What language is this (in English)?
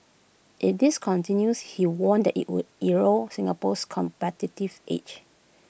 English